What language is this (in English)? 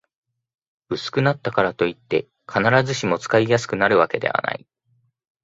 Japanese